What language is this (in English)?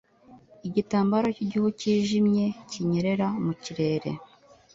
Kinyarwanda